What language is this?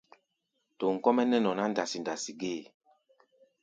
Gbaya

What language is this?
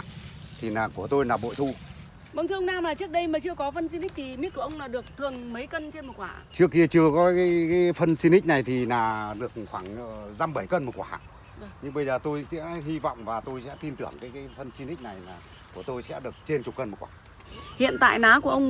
Vietnamese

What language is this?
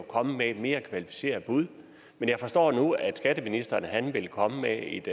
Danish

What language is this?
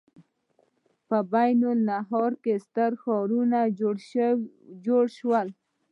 Pashto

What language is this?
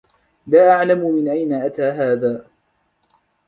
Arabic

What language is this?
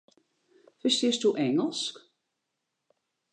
Western Frisian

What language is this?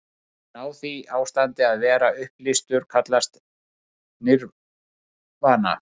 Icelandic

